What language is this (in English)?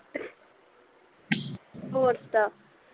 Punjabi